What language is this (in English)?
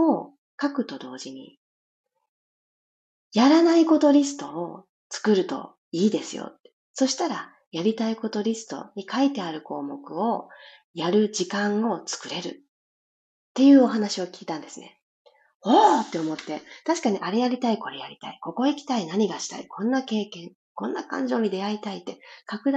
Japanese